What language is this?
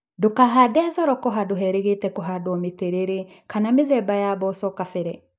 Kikuyu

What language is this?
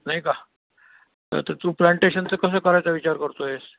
Marathi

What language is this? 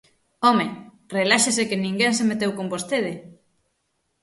Galician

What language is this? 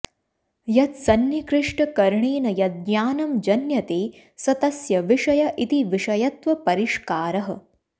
Sanskrit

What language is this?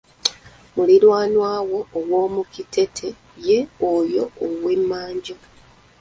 Ganda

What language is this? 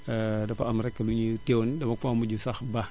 Wolof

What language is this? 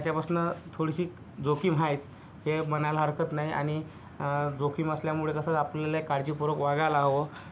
Marathi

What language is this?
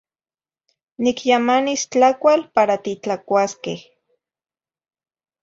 Zacatlán-Ahuacatlán-Tepetzintla Nahuatl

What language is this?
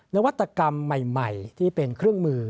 Thai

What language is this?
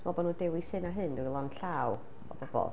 Welsh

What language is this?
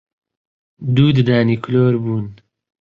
Central Kurdish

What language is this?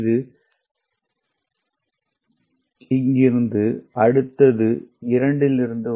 Tamil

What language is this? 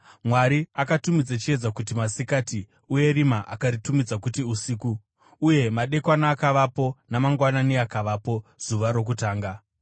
Shona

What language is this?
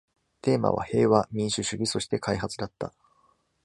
Japanese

